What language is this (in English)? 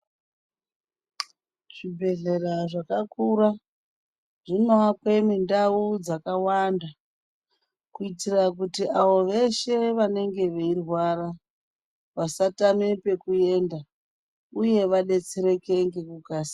Ndau